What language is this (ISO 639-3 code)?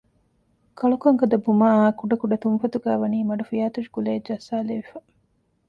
div